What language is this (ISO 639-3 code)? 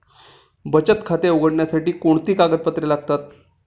mar